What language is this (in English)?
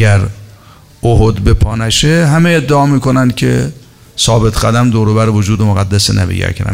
Persian